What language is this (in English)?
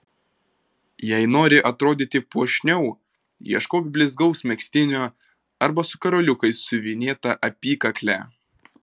Lithuanian